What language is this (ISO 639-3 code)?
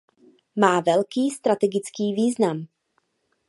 ces